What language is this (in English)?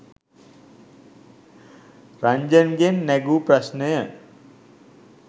Sinhala